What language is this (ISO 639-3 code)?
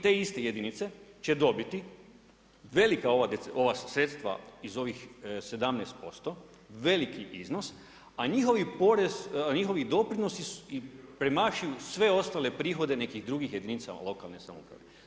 hrv